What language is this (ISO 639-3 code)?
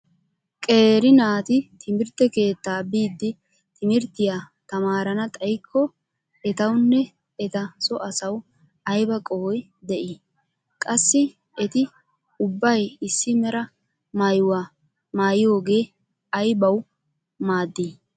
wal